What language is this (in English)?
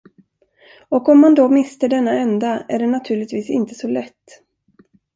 Swedish